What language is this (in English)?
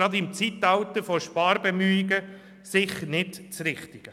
Swiss German